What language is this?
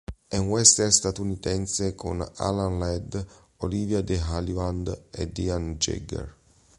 Italian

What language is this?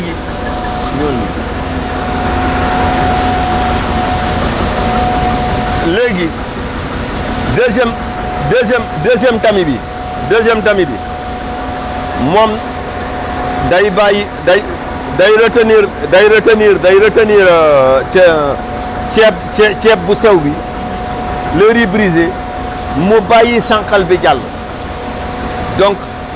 Wolof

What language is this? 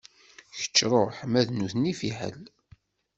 Kabyle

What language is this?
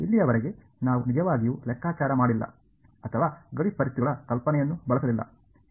Kannada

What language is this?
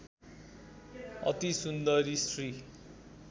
Nepali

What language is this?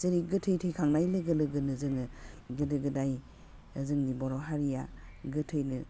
Bodo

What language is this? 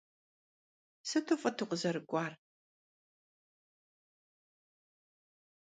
Kabardian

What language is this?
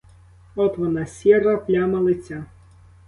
Ukrainian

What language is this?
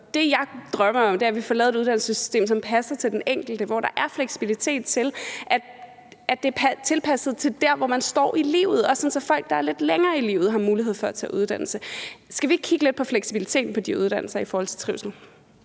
Danish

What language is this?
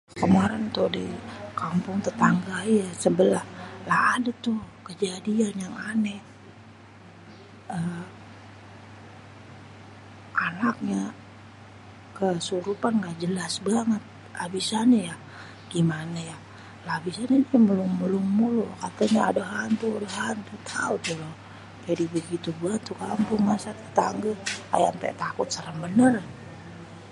Betawi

